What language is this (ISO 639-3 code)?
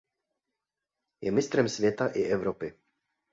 ces